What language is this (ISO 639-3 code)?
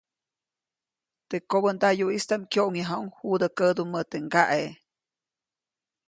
zoc